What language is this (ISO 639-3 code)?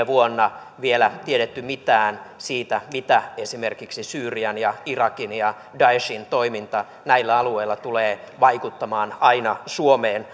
fin